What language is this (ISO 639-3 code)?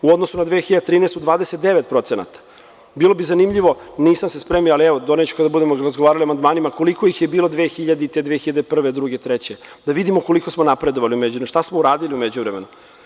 srp